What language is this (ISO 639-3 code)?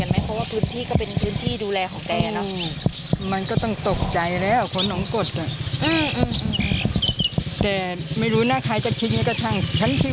tha